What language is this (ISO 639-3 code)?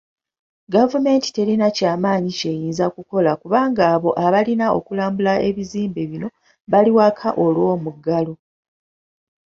lug